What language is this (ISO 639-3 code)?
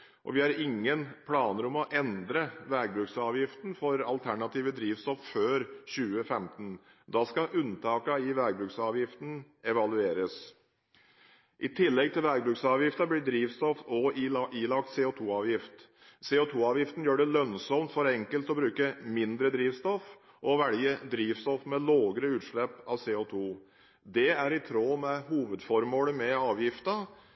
nob